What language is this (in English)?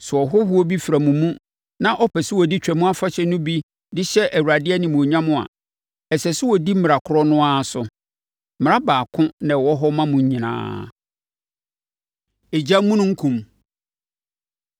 Akan